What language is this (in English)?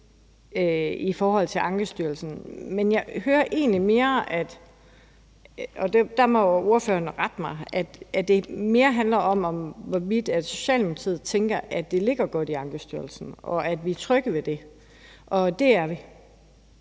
Danish